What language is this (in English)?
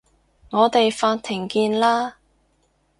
Cantonese